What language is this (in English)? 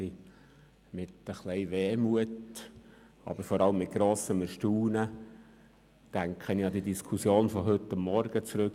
Swiss German